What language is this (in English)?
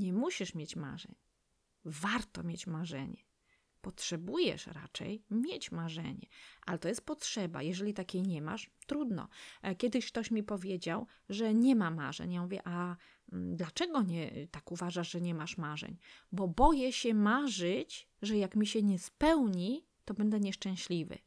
Polish